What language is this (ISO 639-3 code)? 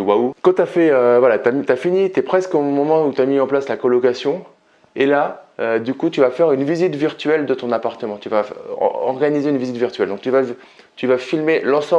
fra